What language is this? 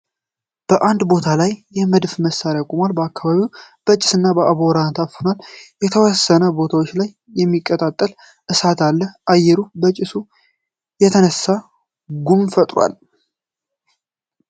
Amharic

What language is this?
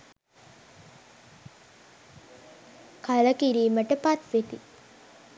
Sinhala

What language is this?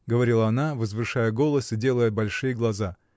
Russian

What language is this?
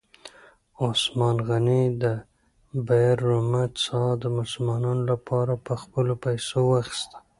Pashto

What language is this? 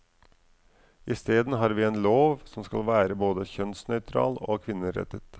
Norwegian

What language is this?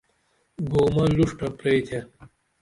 Dameli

